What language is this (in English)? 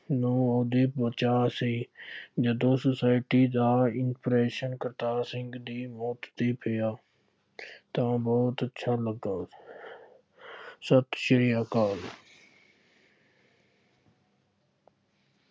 Punjabi